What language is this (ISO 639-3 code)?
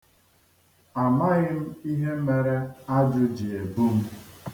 ibo